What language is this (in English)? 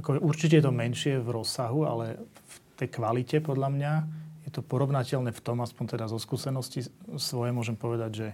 Slovak